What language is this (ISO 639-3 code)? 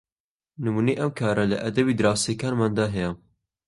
ckb